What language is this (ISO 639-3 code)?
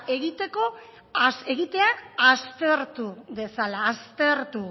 eus